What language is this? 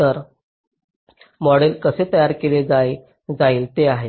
Marathi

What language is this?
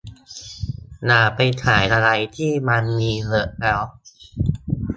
Thai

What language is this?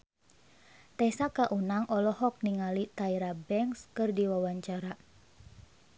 Sundanese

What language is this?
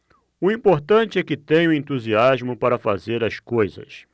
Portuguese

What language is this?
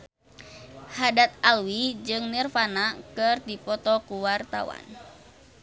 Sundanese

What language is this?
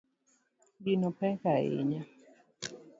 Luo (Kenya and Tanzania)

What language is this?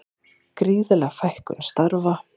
Icelandic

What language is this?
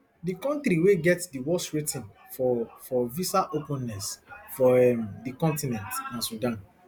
Nigerian Pidgin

